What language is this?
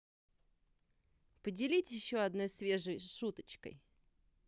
Russian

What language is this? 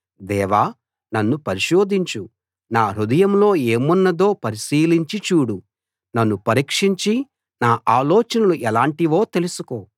Telugu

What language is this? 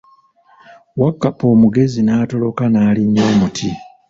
Ganda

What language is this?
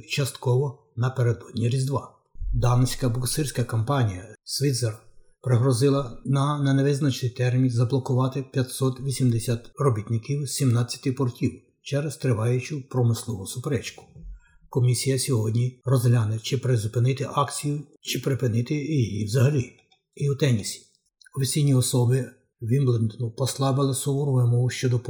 Ukrainian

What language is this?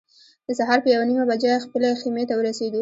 Pashto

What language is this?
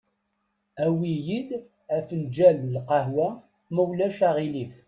Kabyle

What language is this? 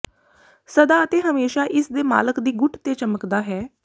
Punjabi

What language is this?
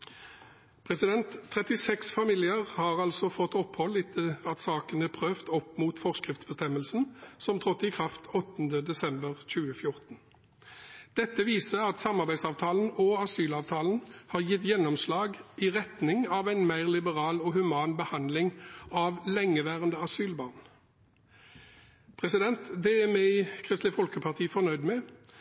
Norwegian Bokmål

